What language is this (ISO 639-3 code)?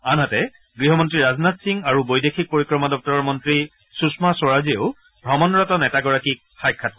asm